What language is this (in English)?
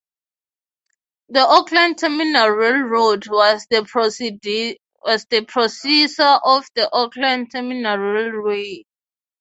English